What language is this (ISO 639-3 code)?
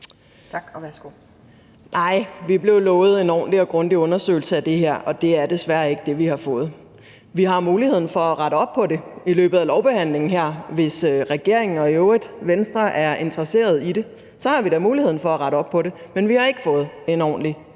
dan